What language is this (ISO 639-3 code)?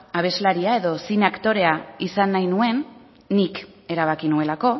eus